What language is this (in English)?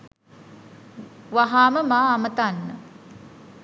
Sinhala